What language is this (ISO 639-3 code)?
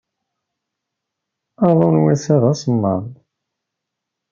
kab